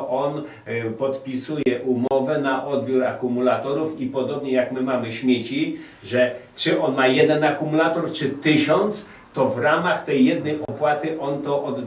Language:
Polish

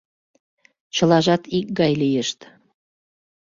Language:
Mari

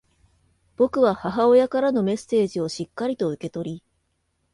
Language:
Japanese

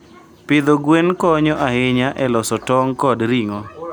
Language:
Luo (Kenya and Tanzania)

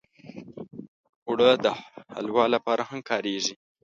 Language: Pashto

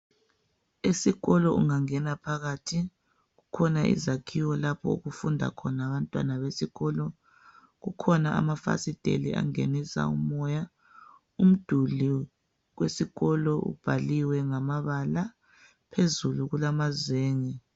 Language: North Ndebele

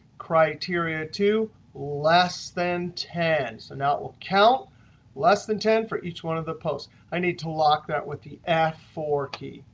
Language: English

